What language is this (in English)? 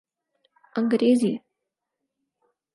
Urdu